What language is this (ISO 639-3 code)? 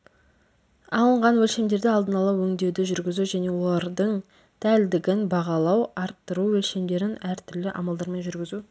kaz